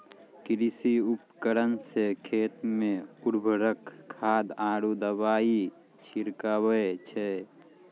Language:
Maithili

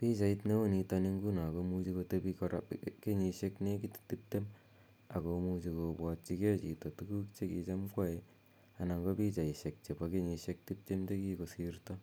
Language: Kalenjin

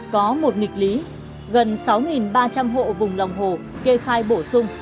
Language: Vietnamese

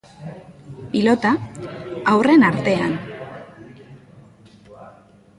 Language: Basque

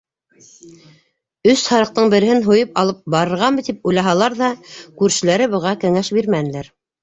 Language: Bashkir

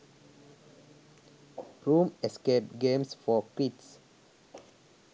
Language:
Sinhala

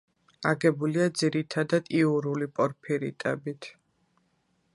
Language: Georgian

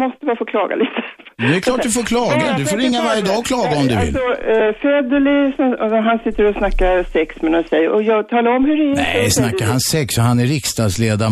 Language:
Swedish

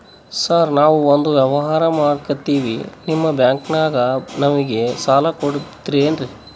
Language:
Kannada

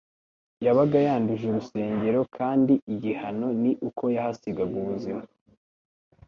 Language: Kinyarwanda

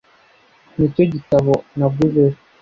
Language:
Kinyarwanda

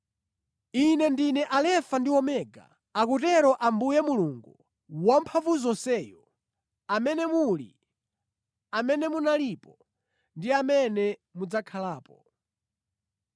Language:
Nyanja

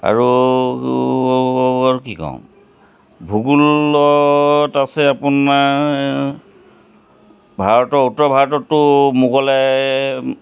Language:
Assamese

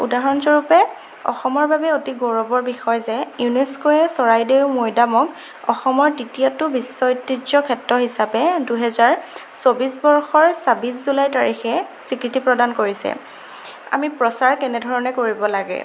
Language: Assamese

